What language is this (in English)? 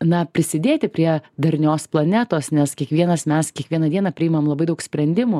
Lithuanian